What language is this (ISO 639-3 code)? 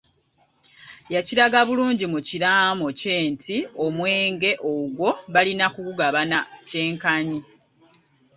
lug